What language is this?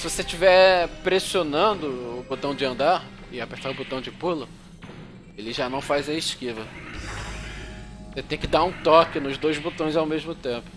Portuguese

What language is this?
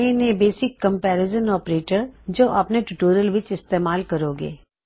Punjabi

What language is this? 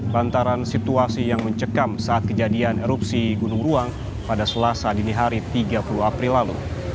Indonesian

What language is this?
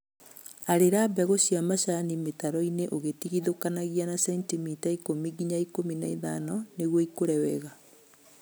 Kikuyu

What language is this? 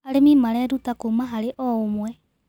Kikuyu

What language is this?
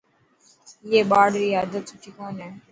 Dhatki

